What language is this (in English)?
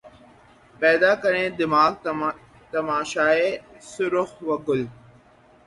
Urdu